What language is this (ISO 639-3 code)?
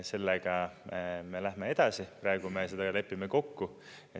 est